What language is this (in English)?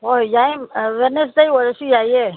Manipuri